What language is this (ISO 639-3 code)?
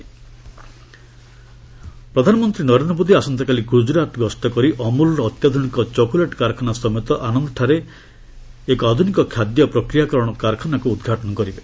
ori